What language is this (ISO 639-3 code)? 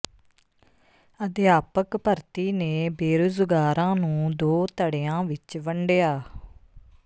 pan